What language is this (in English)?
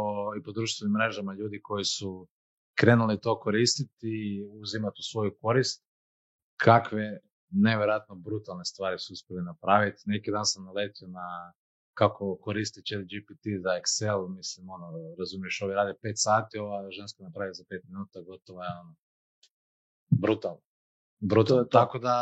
Croatian